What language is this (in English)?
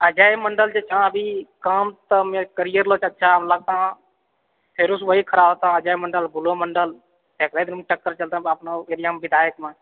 Maithili